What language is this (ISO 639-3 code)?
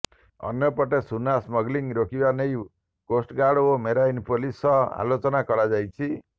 ori